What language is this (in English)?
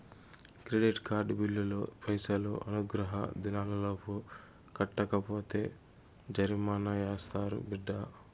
Telugu